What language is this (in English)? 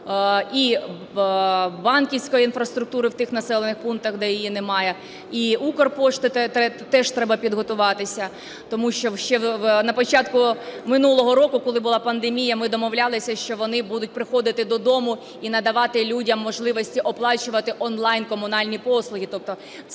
Ukrainian